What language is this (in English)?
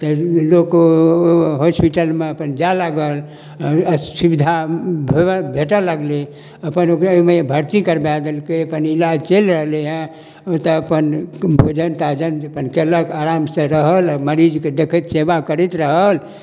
Maithili